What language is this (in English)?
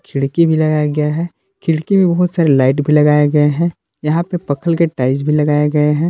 Hindi